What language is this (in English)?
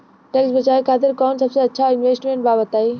Bhojpuri